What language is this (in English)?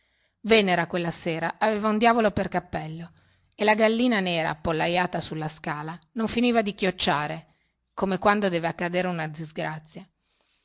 Italian